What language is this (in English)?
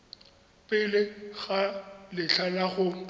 Tswana